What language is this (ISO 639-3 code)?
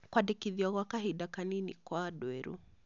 kik